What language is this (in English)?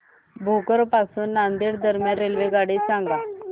Marathi